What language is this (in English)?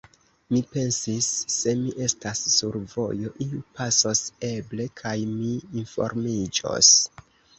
Esperanto